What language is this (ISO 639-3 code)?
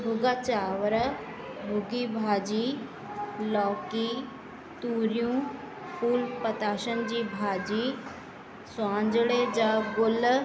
snd